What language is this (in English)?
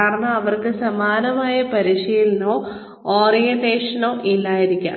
Malayalam